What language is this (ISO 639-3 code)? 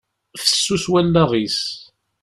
kab